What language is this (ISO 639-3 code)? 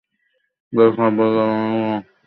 ben